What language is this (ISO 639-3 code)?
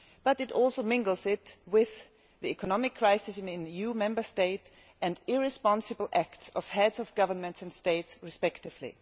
eng